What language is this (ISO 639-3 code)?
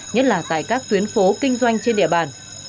vie